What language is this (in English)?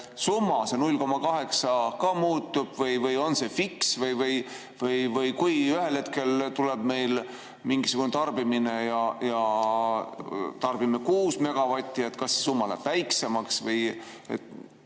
Estonian